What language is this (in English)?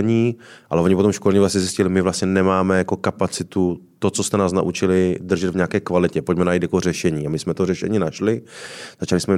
Czech